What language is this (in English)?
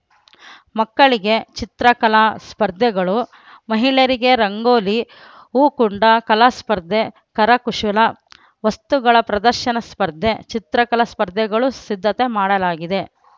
Kannada